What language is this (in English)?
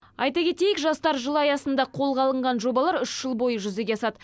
Kazakh